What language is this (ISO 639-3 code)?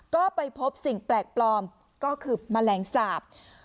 tha